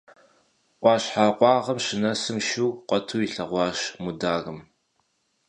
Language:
Kabardian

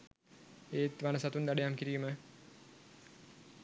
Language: Sinhala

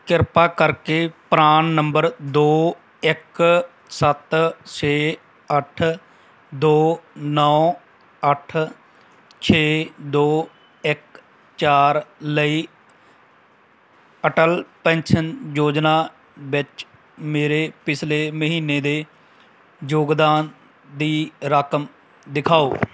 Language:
Punjabi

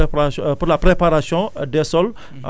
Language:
Wolof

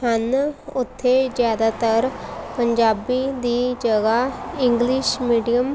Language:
Punjabi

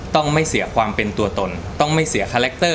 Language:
Thai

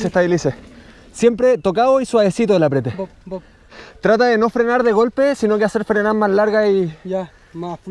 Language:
Spanish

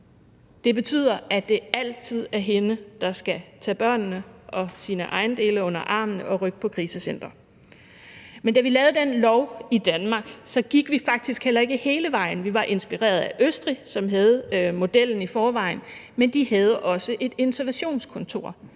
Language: Danish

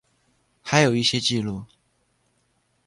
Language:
Chinese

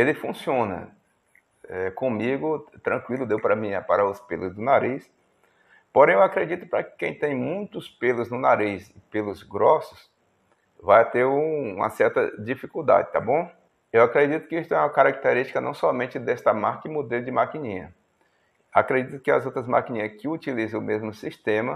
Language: Portuguese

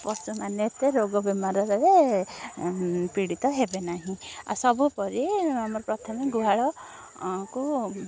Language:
Odia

